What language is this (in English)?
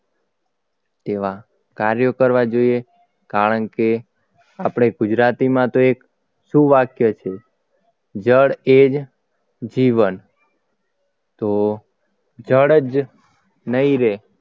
Gujarati